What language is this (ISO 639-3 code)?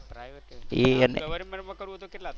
guj